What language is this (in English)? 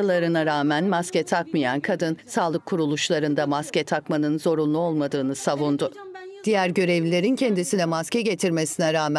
Turkish